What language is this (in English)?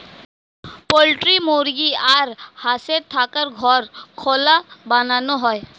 Bangla